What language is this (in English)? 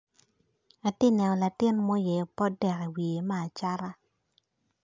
Acoli